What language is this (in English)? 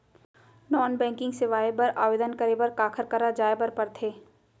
Chhattisgarhi